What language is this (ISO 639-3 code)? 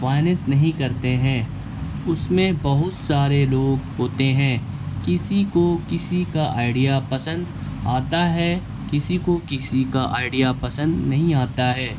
urd